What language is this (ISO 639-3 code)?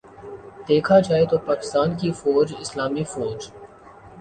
urd